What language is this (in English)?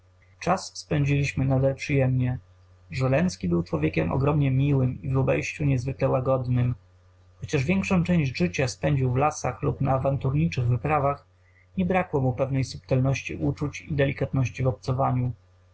Polish